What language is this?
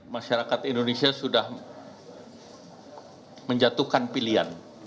Indonesian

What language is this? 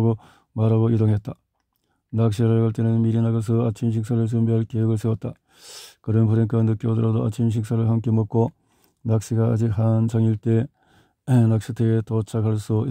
Korean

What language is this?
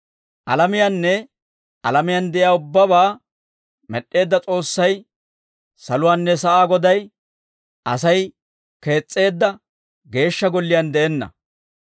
Dawro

